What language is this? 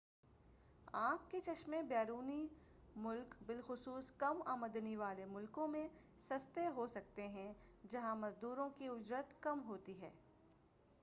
Urdu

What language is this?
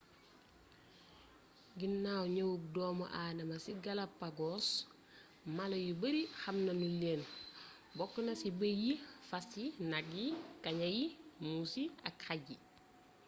Wolof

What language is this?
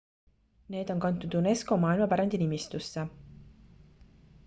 Estonian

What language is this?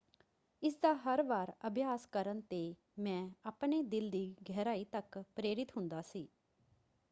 Punjabi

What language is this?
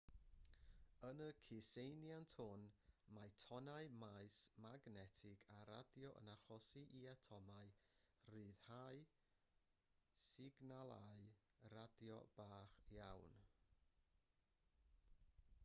Welsh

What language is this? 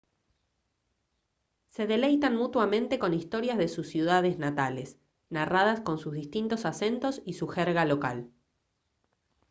Spanish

